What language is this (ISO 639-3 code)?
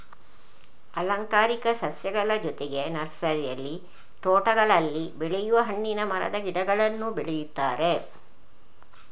kan